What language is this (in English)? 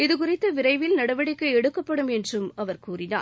Tamil